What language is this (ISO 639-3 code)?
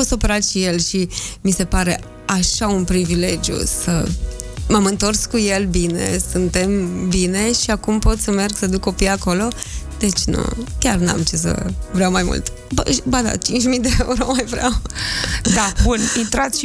ron